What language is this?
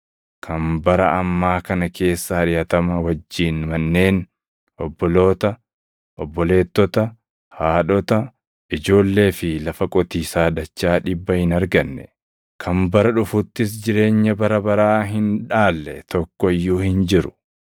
Oromo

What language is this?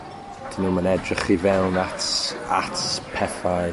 Welsh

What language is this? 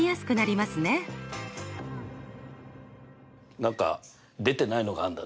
Japanese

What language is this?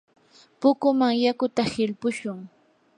Yanahuanca Pasco Quechua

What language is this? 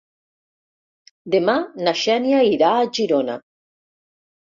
Catalan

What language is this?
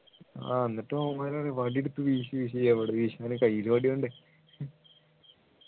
Malayalam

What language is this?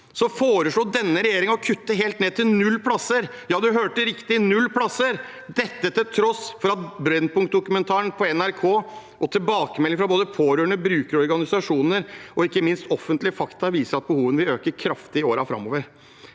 Norwegian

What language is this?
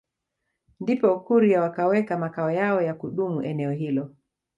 Swahili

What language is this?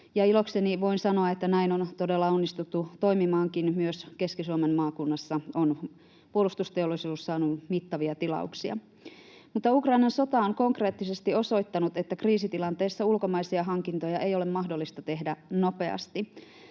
Finnish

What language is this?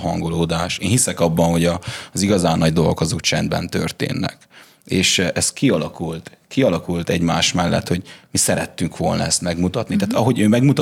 Hungarian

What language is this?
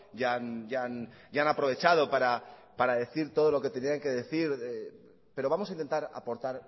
Spanish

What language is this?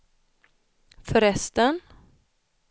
Swedish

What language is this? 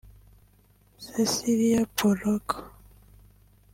Kinyarwanda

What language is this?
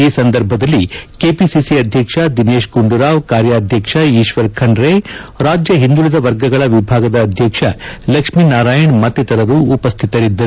Kannada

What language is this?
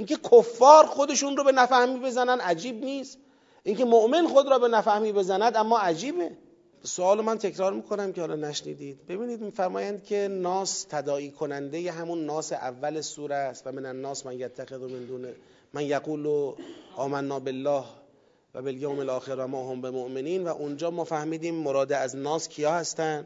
Persian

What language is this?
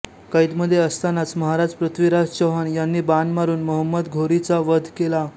Marathi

